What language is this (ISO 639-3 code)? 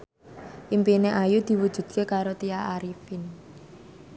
jav